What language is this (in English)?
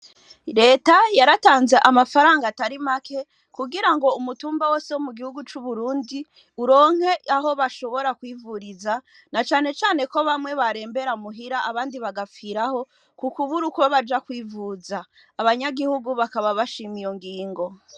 Rundi